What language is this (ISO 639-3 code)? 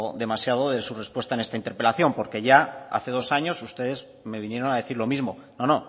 spa